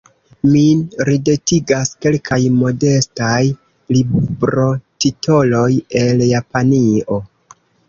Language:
Esperanto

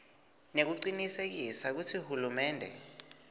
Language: Swati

